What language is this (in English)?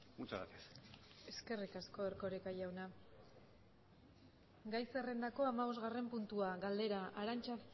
Basque